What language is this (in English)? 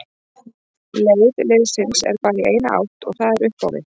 Icelandic